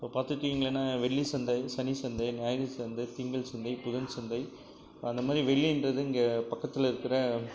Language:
Tamil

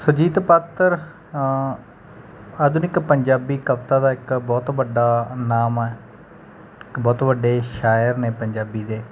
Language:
Punjabi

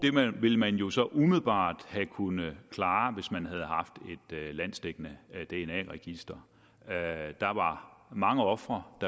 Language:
Danish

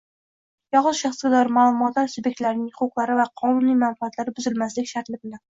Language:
Uzbek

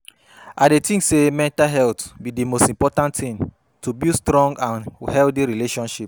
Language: Nigerian Pidgin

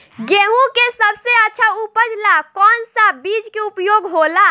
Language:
Bhojpuri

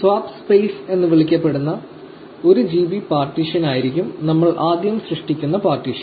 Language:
Malayalam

